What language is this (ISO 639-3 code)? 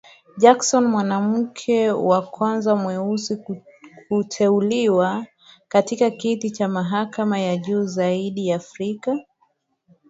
swa